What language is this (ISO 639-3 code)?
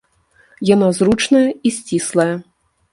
bel